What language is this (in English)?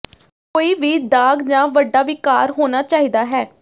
Punjabi